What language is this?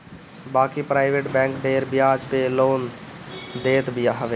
Bhojpuri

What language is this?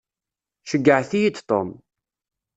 Kabyle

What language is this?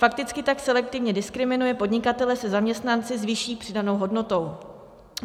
Czech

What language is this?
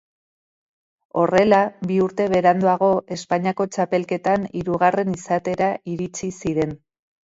Basque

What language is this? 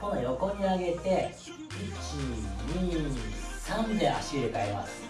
Japanese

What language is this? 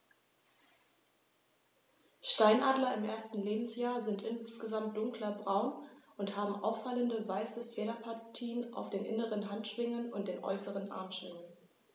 German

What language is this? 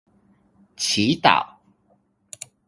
Chinese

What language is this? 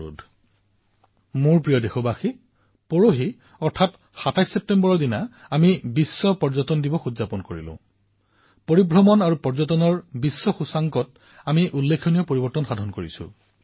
Assamese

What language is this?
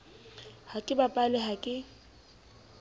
Southern Sotho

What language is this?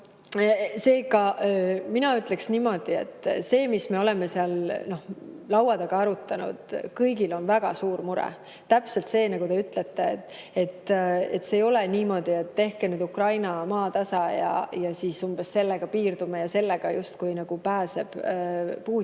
Estonian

